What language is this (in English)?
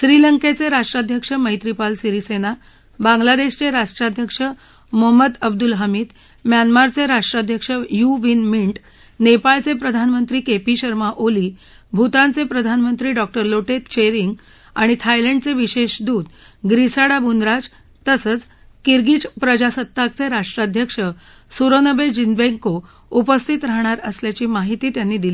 Marathi